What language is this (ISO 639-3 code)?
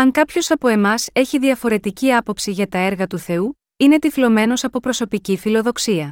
ell